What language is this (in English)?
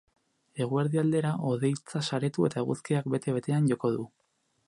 Basque